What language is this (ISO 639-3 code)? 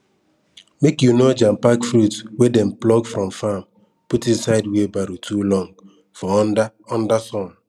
pcm